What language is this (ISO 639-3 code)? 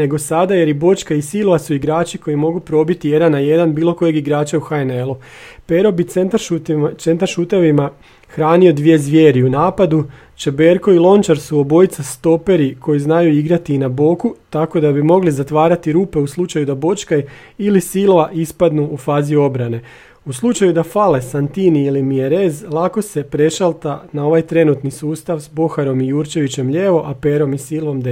hrv